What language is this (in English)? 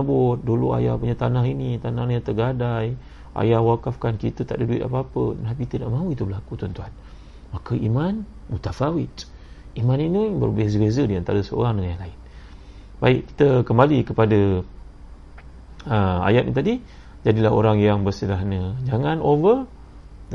Malay